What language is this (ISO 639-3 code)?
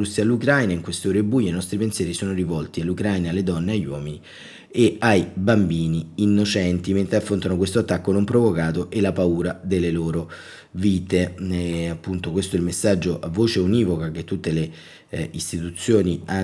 ita